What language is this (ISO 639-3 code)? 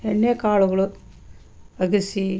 kan